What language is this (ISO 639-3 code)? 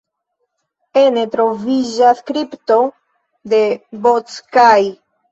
epo